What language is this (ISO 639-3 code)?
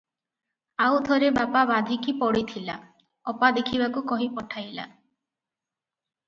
ori